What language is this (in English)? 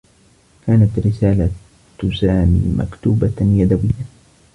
Arabic